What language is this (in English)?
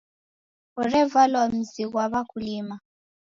Taita